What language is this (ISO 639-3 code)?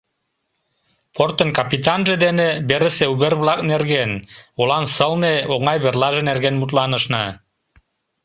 chm